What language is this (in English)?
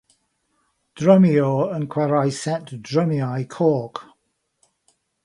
Welsh